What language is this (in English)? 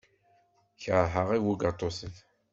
Kabyle